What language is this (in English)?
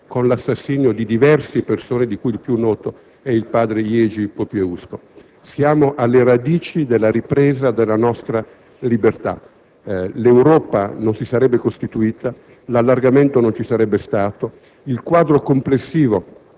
Italian